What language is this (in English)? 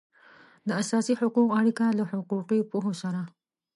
Pashto